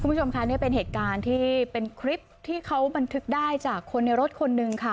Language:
Thai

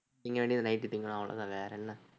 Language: Tamil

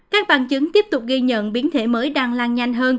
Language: Vietnamese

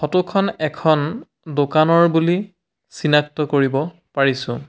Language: Assamese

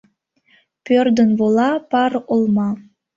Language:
Mari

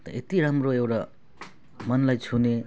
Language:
Nepali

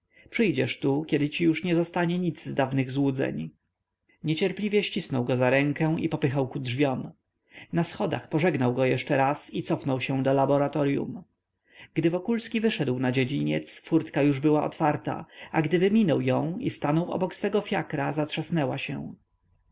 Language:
Polish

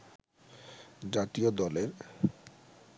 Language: Bangla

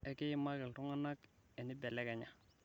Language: Masai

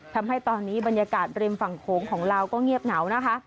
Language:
Thai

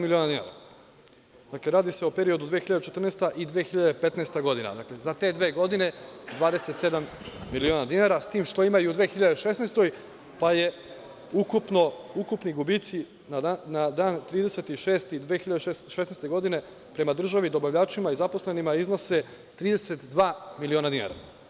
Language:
Serbian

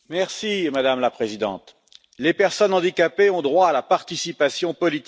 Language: French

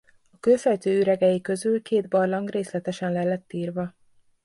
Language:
Hungarian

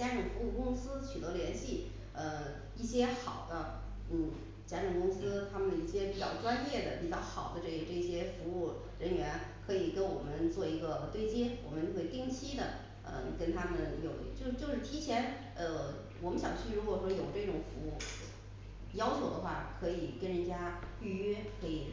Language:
Chinese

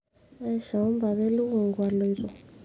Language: Masai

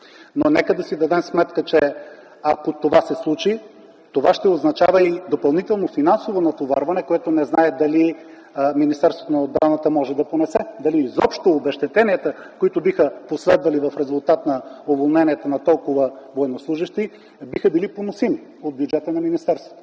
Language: Bulgarian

